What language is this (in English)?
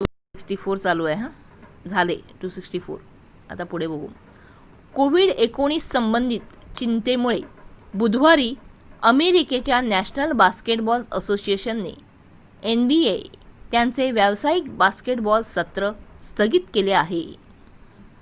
Marathi